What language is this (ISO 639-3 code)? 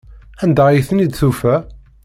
kab